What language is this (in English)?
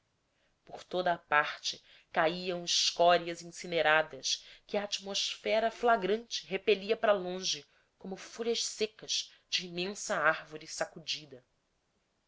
Portuguese